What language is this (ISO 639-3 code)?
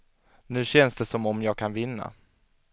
swe